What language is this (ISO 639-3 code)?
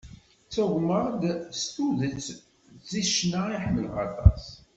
kab